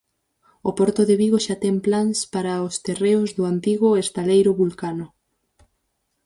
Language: Galician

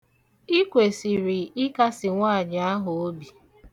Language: Igbo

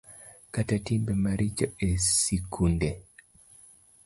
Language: Luo (Kenya and Tanzania)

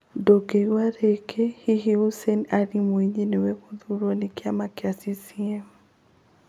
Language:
Kikuyu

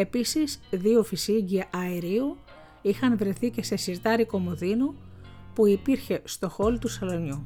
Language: Greek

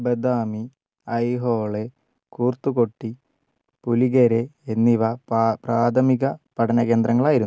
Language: Malayalam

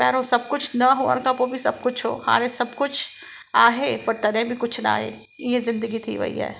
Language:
Sindhi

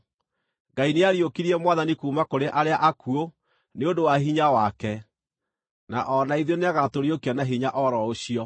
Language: Kikuyu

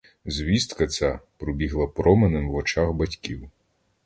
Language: Ukrainian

